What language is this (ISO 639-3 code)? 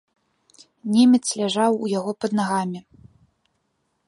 bel